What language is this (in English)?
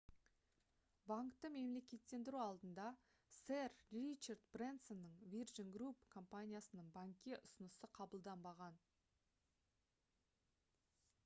Kazakh